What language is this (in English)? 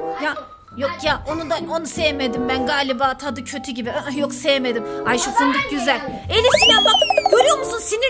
Turkish